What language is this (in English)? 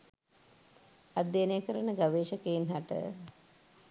Sinhala